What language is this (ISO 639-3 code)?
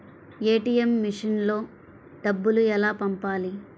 tel